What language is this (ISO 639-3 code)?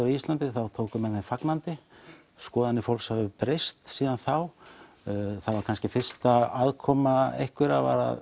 isl